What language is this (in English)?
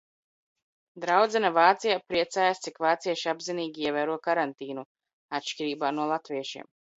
Latvian